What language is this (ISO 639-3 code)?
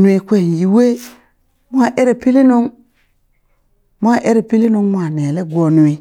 bys